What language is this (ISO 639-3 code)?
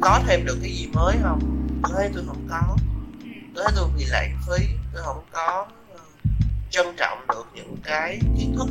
vie